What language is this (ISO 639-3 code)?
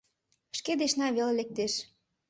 chm